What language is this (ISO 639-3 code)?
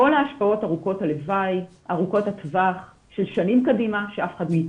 heb